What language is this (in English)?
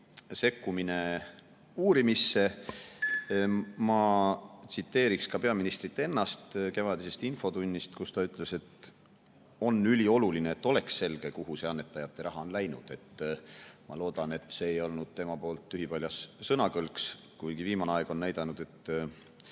Estonian